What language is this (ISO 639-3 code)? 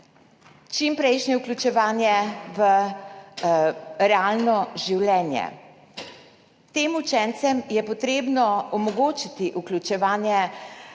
slv